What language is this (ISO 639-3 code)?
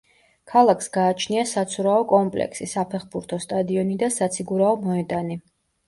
kat